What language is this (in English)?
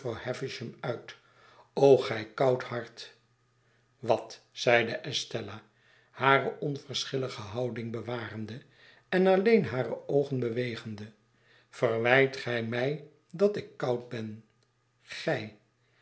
Dutch